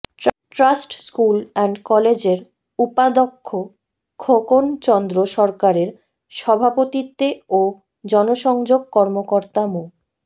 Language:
Bangla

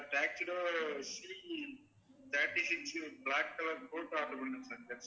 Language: Tamil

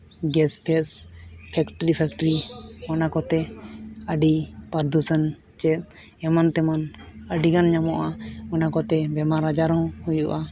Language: Santali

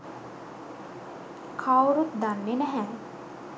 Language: Sinhala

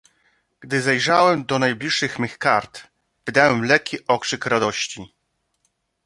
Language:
Polish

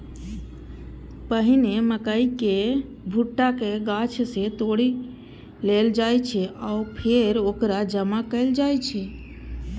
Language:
Maithili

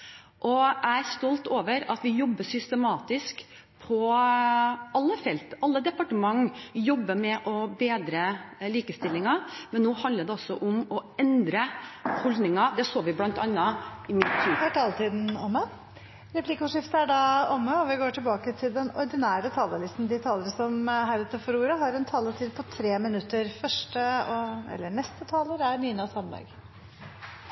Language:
Norwegian Bokmål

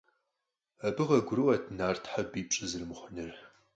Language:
Kabardian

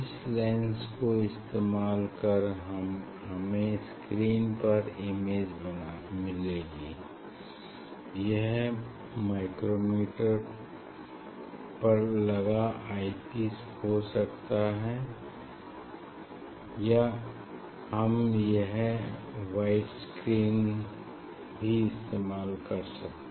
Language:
Hindi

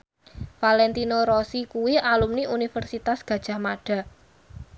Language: Javanese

